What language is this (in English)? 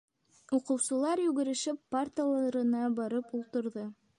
Bashkir